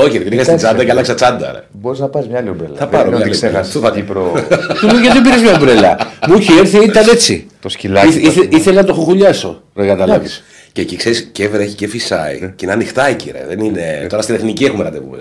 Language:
Greek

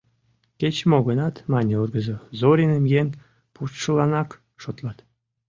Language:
Mari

